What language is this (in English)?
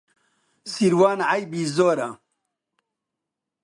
Central Kurdish